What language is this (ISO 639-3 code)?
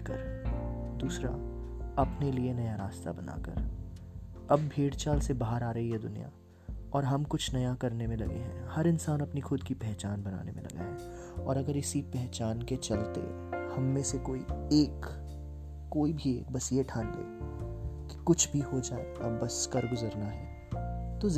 hin